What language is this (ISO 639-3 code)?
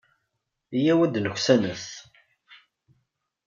kab